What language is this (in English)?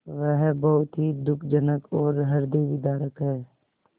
Hindi